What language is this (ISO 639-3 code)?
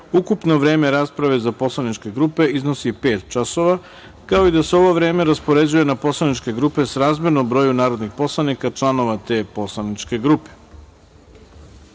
srp